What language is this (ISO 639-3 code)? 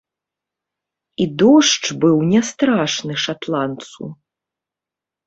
bel